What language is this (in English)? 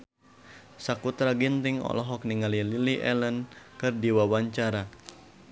Sundanese